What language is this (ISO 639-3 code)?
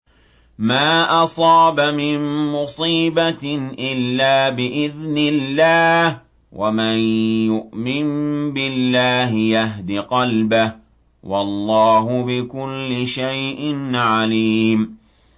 ara